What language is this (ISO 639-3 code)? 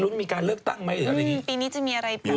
tha